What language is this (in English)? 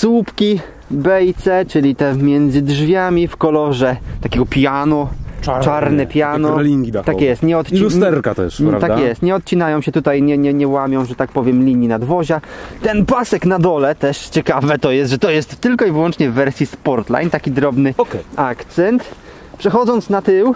Polish